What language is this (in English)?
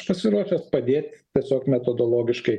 Lithuanian